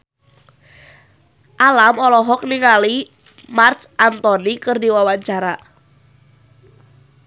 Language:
Sundanese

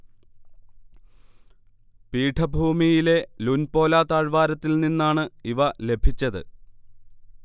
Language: Malayalam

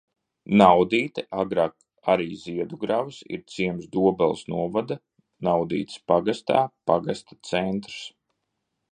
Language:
Latvian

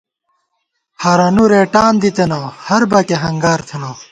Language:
Gawar-Bati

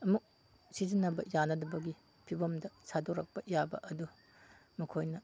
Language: Manipuri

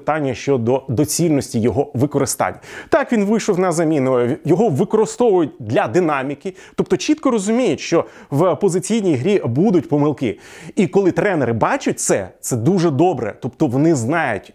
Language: Ukrainian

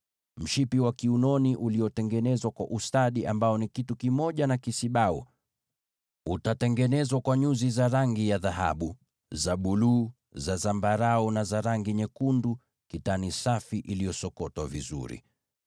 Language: Swahili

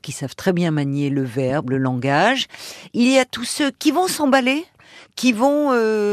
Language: French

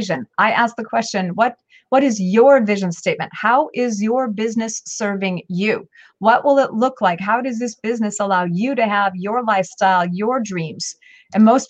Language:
English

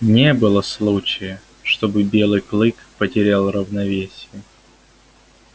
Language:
Russian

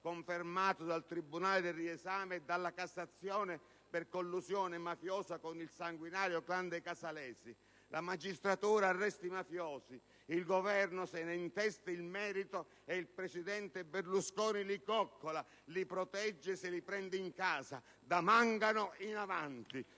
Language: Italian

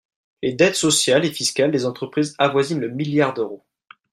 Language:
French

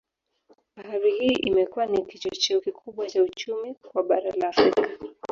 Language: Swahili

